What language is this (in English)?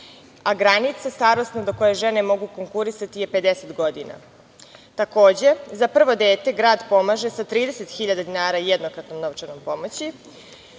Serbian